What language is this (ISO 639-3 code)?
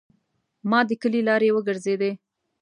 pus